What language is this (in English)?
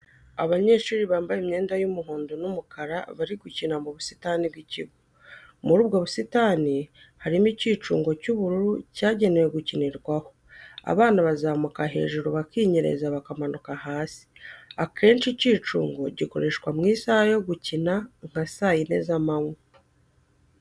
Kinyarwanda